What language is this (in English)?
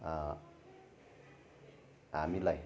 Nepali